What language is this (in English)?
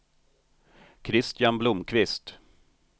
Swedish